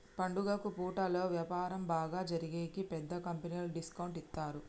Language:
Telugu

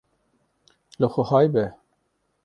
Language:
Kurdish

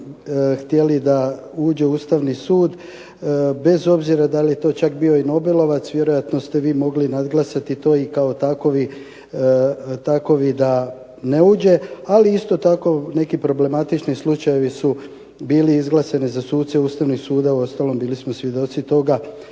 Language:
Croatian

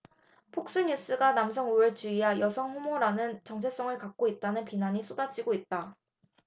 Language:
Korean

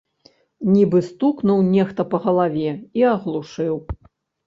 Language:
Belarusian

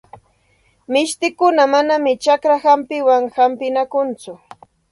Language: Santa Ana de Tusi Pasco Quechua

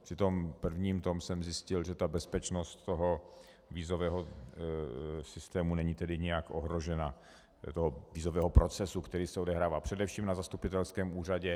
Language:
Czech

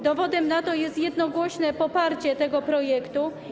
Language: Polish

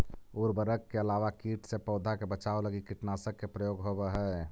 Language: Magahi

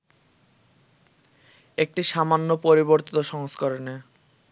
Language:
Bangla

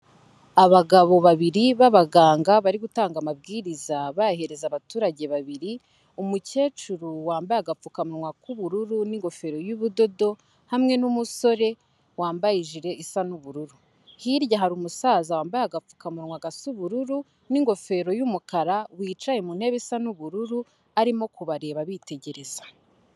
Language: Kinyarwanda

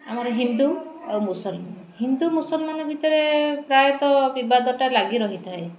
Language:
Odia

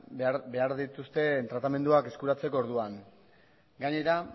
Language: Basque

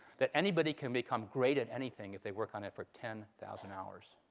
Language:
English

